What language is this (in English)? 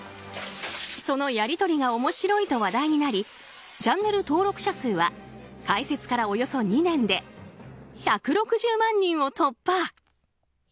Japanese